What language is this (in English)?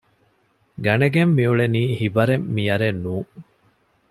Divehi